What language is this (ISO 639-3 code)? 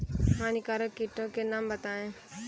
hin